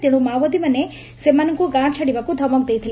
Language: Odia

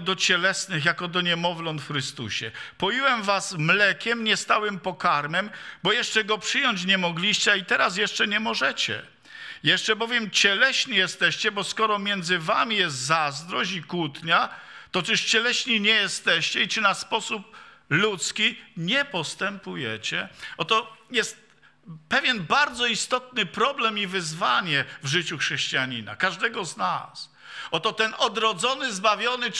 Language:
Polish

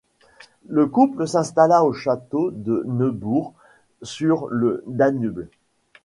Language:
French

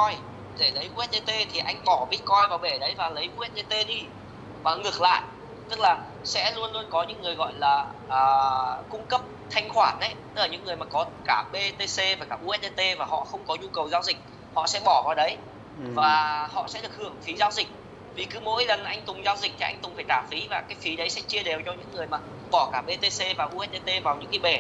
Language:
Vietnamese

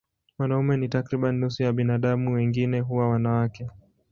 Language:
Swahili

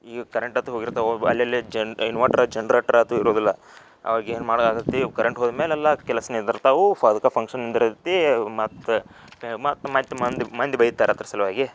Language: Kannada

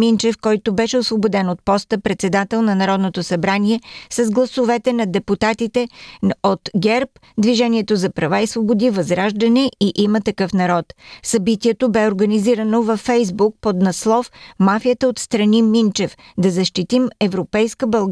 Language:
Bulgarian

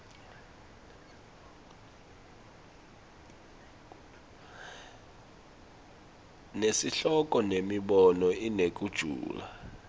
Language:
Swati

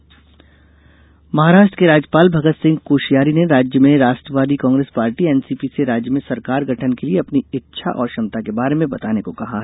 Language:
Hindi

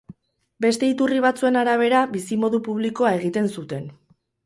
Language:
Basque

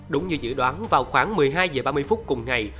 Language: Vietnamese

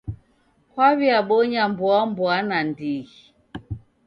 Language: Taita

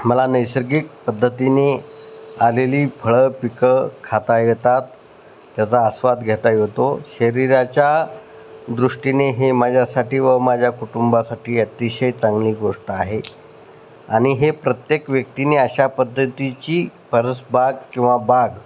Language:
Marathi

